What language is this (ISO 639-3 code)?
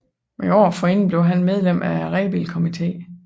dan